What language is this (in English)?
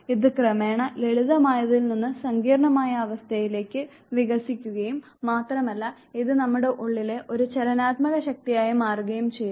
Malayalam